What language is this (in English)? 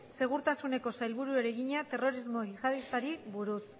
Basque